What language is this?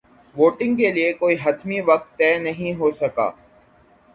Urdu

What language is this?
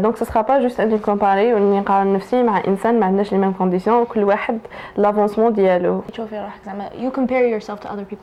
Arabic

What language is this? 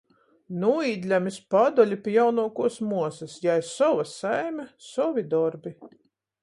Latgalian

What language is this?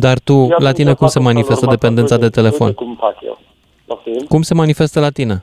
Romanian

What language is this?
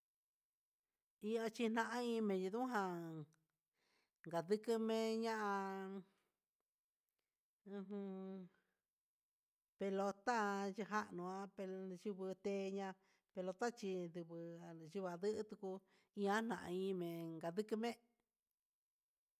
Huitepec Mixtec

